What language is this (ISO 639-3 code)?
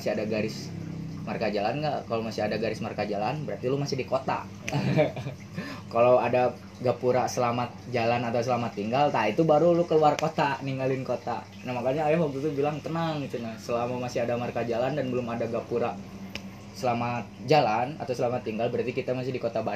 ind